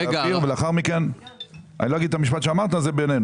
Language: Hebrew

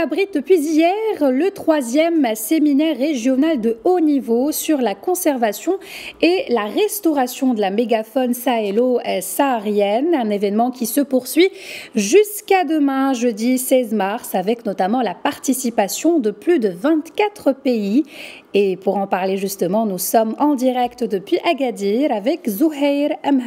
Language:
French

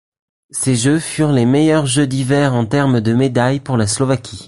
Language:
French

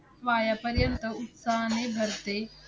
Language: Marathi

